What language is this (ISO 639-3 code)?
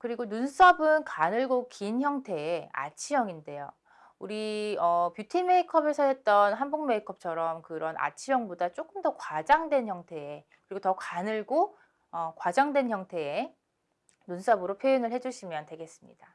kor